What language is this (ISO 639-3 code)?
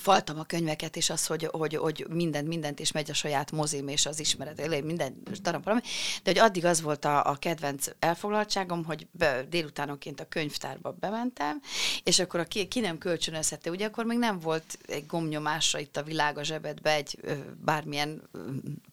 hun